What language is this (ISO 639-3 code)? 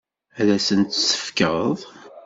kab